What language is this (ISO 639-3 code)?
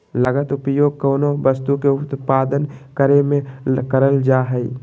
mag